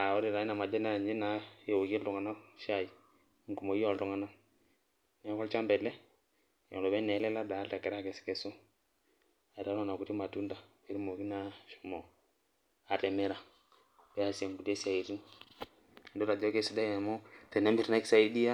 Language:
Masai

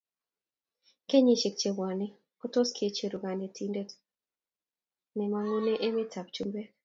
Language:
Kalenjin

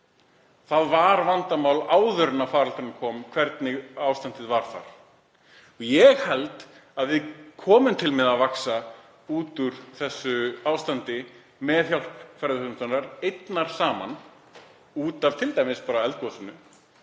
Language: Icelandic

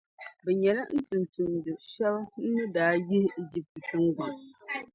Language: Dagbani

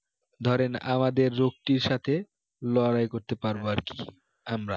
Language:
Bangla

